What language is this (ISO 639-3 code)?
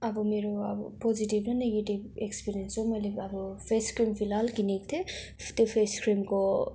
nep